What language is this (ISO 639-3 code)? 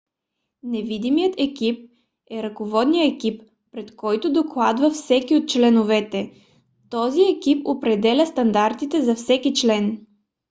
bul